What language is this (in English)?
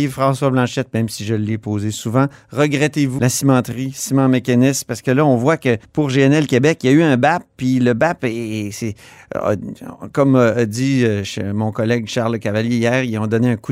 French